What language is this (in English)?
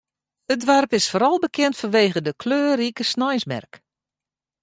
Western Frisian